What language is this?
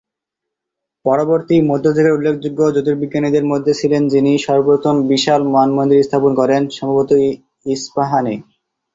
Bangla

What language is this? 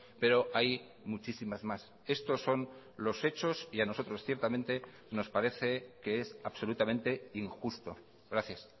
Spanish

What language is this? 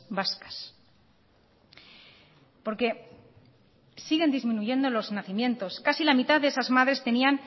Spanish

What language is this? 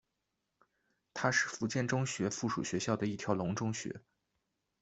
Chinese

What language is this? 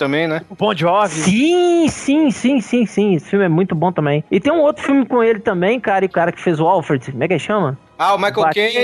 Portuguese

